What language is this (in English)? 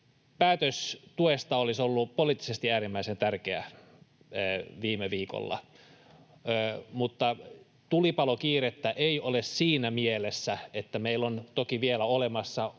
Finnish